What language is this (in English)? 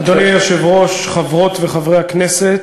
Hebrew